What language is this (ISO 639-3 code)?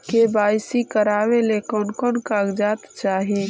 mag